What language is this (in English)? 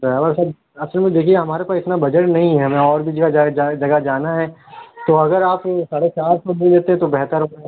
Urdu